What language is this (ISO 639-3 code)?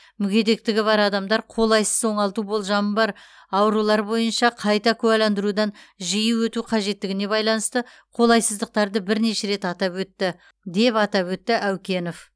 kaz